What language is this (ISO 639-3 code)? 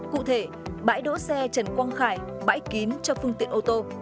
vie